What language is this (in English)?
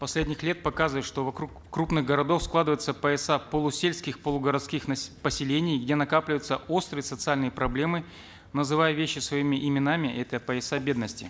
Kazakh